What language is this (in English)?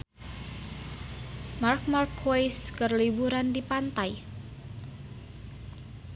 Sundanese